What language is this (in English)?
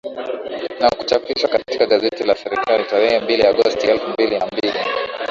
Swahili